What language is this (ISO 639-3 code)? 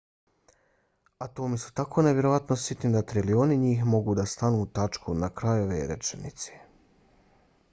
bos